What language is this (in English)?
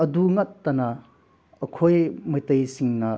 Manipuri